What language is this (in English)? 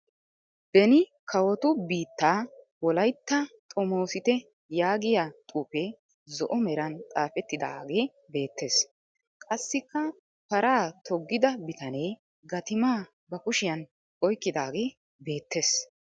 Wolaytta